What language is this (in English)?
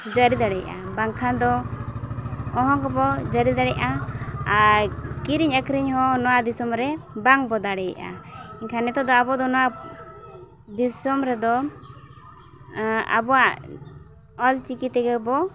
Santali